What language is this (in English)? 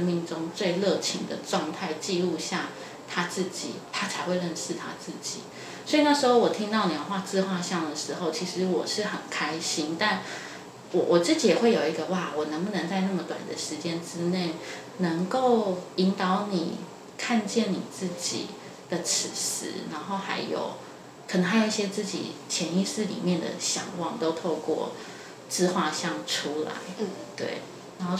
Chinese